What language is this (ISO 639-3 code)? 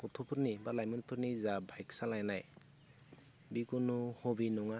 brx